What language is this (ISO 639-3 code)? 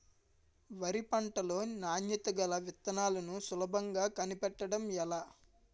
tel